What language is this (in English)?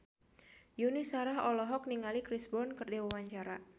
Sundanese